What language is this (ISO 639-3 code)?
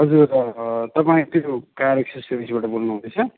nep